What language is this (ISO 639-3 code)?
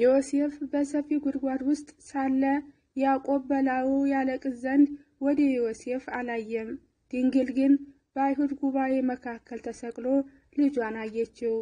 ara